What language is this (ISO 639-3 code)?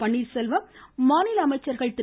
tam